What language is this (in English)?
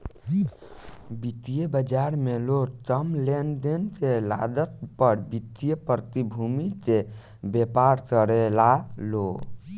Bhojpuri